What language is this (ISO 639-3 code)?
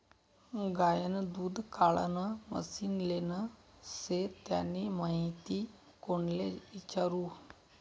mar